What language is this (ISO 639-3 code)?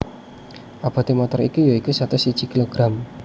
jav